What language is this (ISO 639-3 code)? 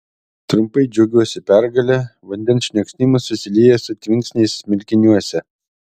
lit